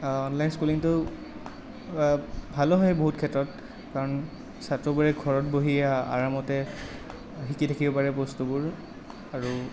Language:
Assamese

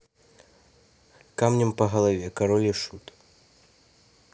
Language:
Russian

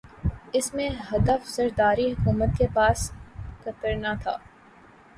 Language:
Urdu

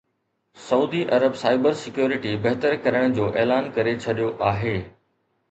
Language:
Sindhi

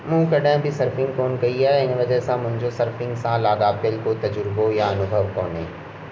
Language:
Sindhi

